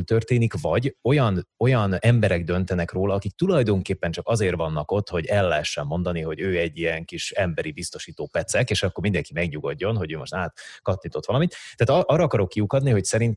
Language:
Hungarian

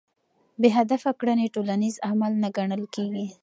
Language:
Pashto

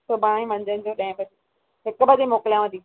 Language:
Sindhi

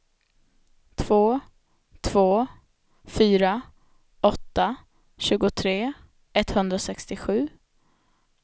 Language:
Swedish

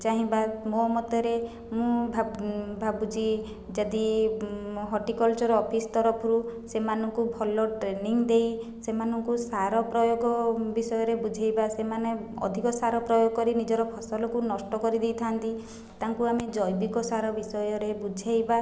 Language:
Odia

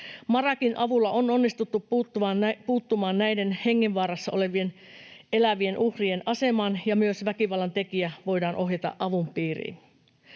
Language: Finnish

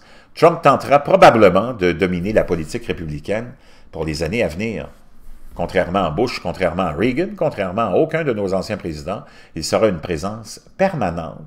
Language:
French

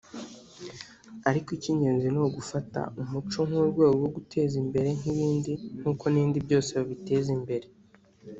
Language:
Kinyarwanda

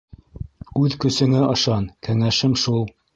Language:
Bashkir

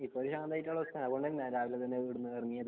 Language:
Malayalam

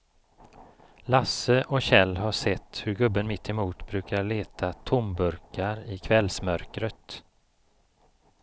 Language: Swedish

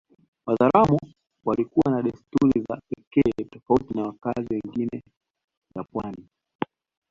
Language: Swahili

